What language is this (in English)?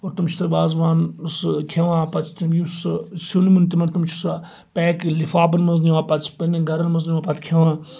Kashmiri